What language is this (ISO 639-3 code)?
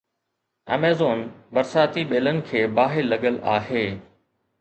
snd